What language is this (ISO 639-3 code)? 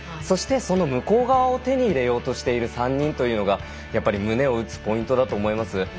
jpn